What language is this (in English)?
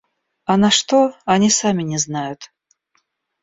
Russian